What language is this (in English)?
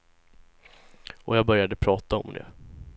Swedish